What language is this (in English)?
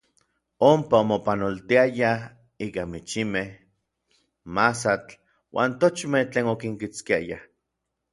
Orizaba Nahuatl